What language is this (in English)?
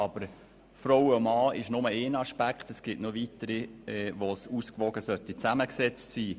Swiss German